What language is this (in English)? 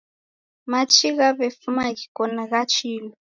Taita